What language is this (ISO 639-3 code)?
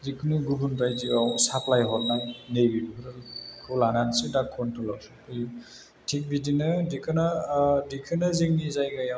brx